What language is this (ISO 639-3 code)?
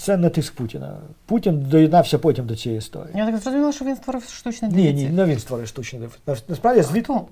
ukr